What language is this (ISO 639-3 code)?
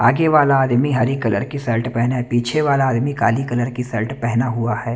hin